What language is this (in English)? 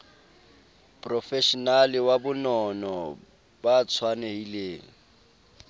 Southern Sotho